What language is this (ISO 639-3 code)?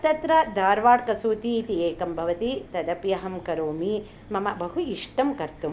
san